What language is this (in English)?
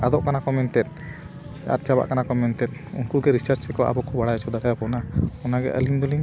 Santali